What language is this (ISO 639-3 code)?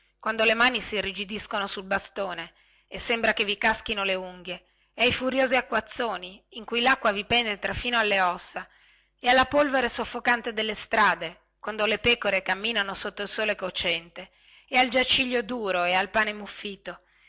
ita